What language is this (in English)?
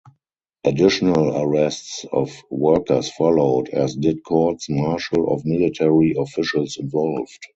English